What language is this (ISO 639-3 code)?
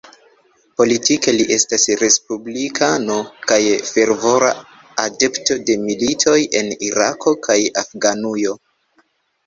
epo